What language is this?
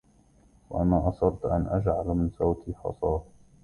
Arabic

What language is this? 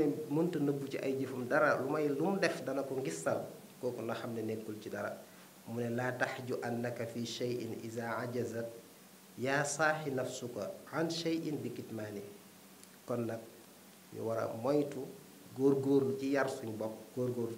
Indonesian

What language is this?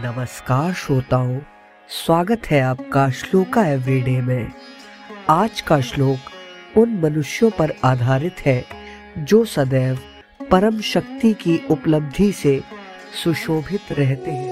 Hindi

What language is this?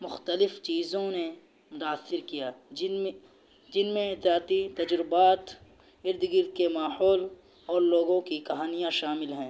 Urdu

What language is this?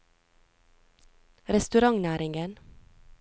Norwegian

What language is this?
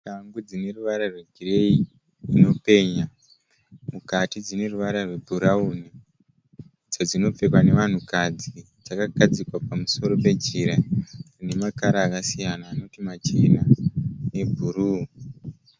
Shona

